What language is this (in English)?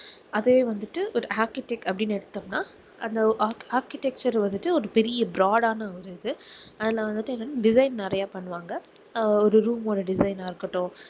Tamil